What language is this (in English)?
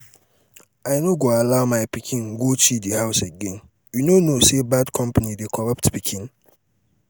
Nigerian Pidgin